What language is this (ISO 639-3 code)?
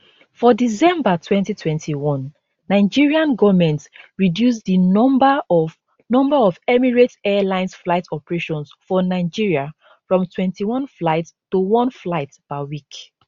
pcm